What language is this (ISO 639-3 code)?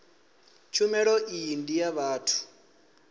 ven